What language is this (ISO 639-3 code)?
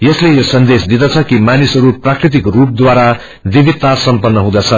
nep